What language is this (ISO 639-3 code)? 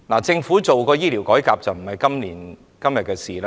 yue